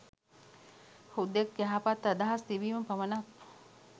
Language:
Sinhala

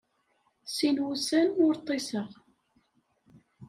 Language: Kabyle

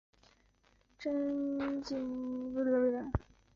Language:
Chinese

